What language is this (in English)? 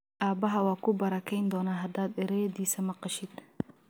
Somali